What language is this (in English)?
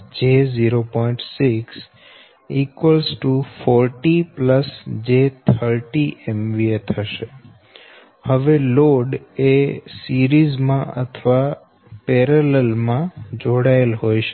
Gujarati